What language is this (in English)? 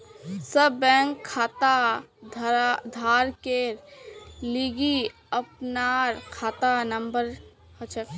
Magahi